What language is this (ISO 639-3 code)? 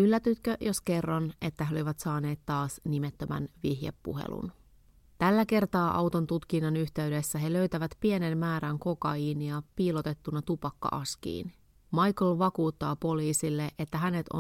fin